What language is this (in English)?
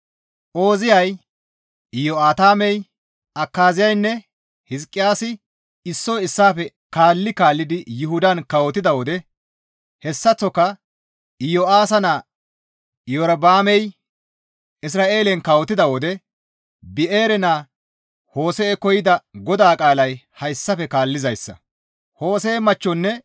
Gamo